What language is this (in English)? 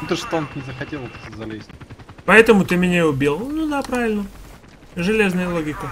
Russian